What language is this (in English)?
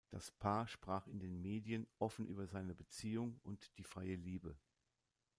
German